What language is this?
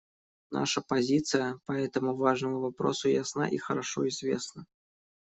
Russian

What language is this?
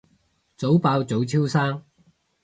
Cantonese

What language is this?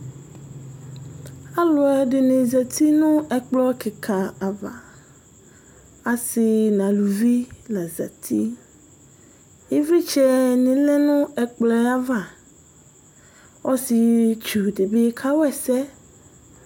Ikposo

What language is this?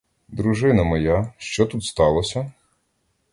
Ukrainian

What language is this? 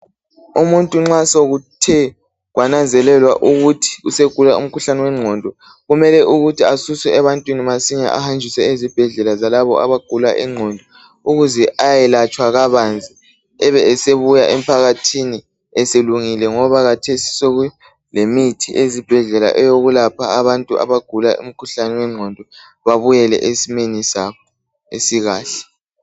North Ndebele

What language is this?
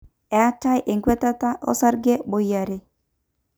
Masai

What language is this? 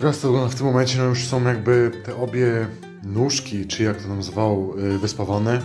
Polish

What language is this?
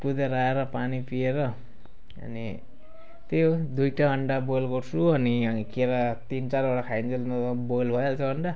Nepali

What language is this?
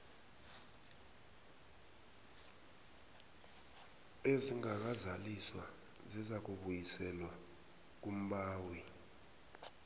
South Ndebele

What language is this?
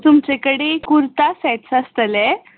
Konkani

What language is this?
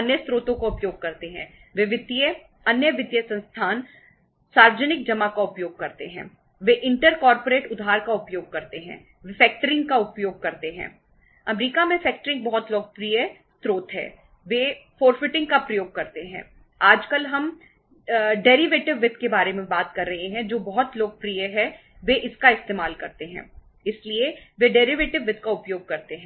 Hindi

